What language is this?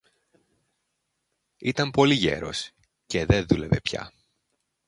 Greek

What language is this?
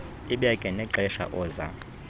Xhosa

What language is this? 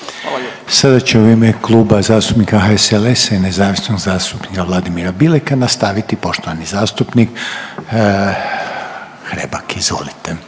Croatian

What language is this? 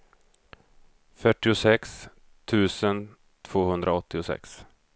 Swedish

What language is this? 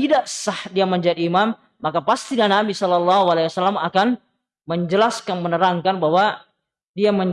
Indonesian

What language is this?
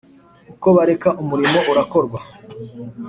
Kinyarwanda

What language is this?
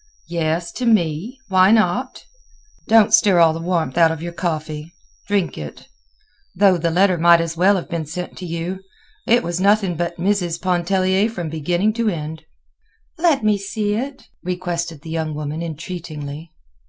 English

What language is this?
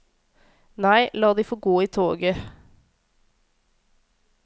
Norwegian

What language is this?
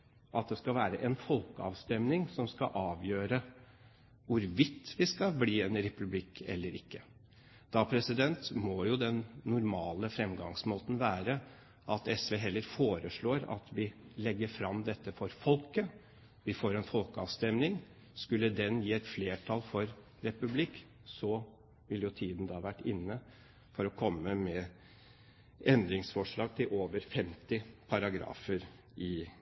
Norwegian Bokmål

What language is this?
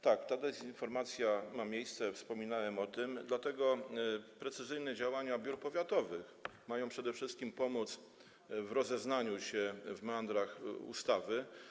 Polish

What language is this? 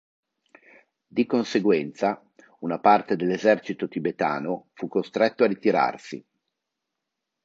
Italian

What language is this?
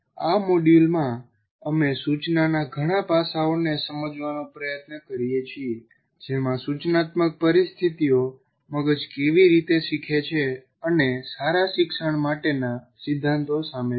Gujarati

